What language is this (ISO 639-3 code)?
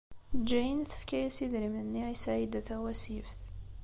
kab